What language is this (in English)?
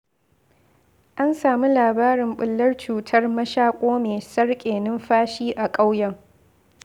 Hausa